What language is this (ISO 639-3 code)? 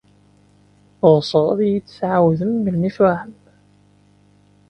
kab